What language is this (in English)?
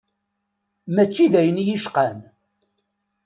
Kabyle